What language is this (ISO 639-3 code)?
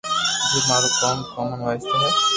lrk